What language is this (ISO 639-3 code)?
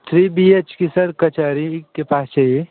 hin